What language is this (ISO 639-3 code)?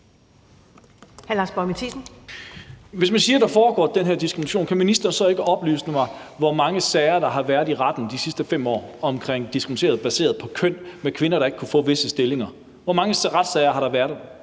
dan